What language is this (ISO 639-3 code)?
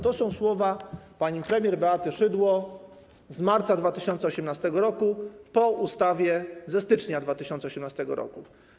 pol